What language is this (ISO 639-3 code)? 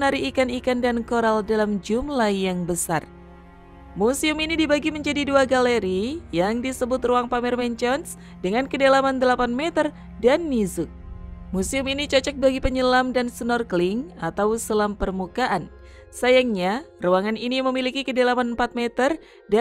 ind